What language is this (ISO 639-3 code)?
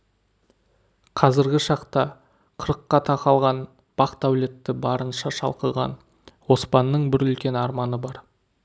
kaz